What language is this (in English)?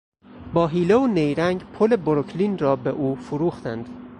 Persian